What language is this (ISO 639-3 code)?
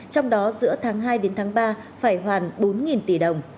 vie